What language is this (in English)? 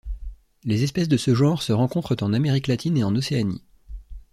French